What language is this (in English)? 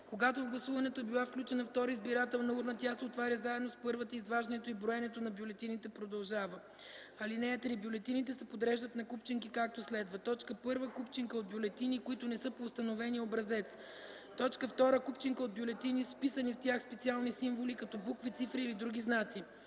Bulgarian